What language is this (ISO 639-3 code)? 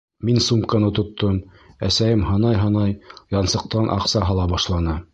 bak